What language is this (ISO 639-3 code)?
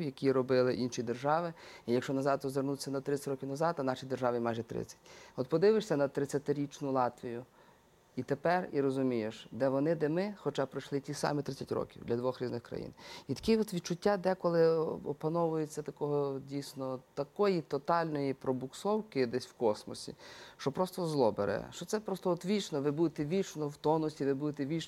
ukr